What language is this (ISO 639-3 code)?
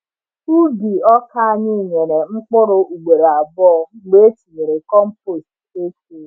ibo